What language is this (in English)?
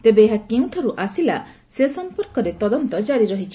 Odia